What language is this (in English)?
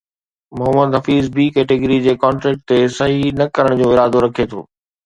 Sindhi